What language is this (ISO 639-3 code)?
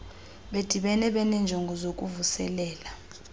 xho